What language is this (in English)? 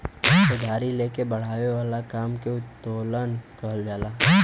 Bhojpuri